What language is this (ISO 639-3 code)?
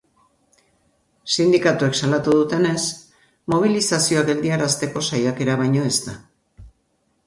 eus